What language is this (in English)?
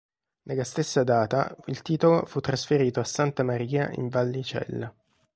Italian